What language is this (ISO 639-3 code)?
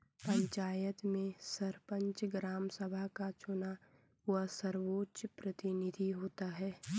hin